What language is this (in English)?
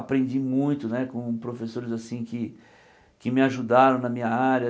Portuguese